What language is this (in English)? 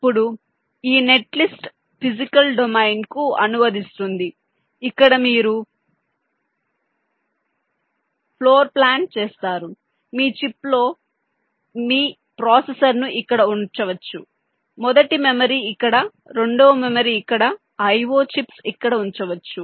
Telugu